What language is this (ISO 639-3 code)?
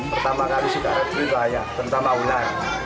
ind